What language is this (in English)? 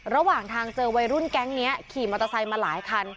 Thai